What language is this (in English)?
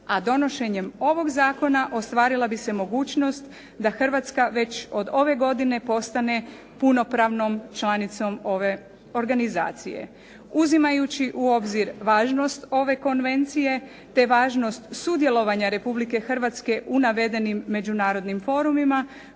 Croatian